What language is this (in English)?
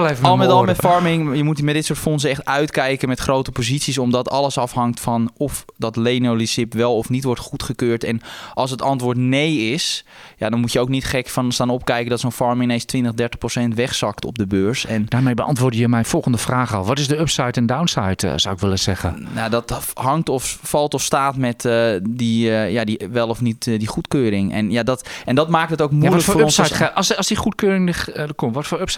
Dutch